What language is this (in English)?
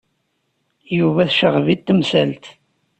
Kabyle